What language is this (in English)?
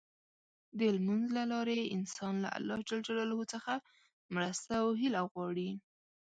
Pashto